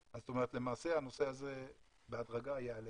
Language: Hebrew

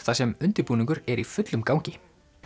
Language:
Icelandic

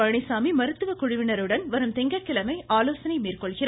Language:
Tamil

